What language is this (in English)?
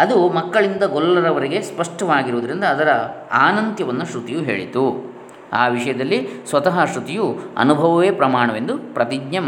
Kannada